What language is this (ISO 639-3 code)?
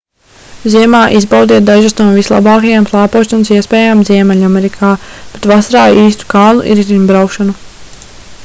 lav